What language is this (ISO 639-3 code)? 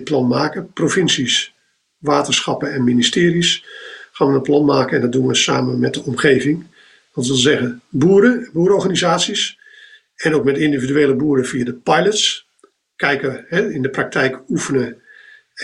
nld